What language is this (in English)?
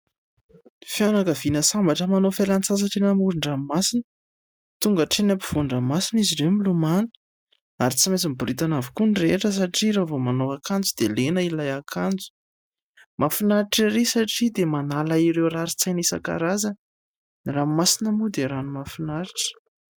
Malagasy